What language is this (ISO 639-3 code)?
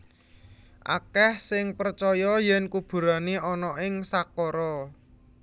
jav